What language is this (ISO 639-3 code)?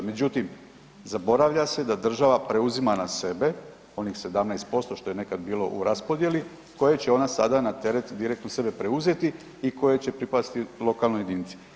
hrv